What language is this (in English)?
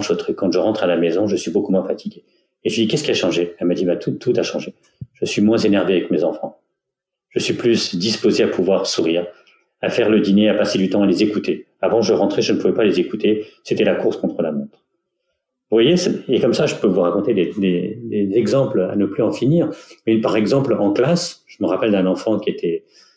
French